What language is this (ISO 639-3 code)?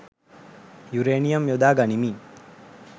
sin